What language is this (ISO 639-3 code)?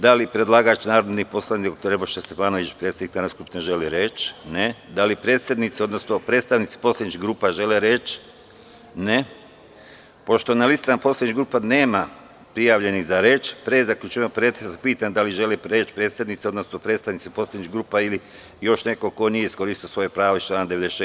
srp